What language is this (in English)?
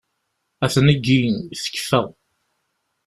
Kabyle